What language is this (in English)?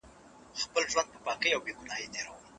Pashto